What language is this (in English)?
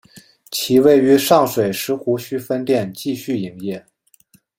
Chinese